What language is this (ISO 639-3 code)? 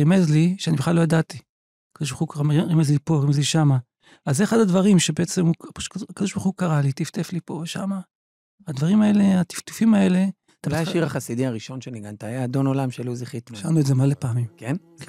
heb